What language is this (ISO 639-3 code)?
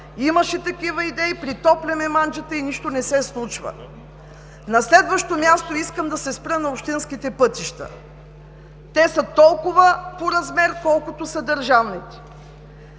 bul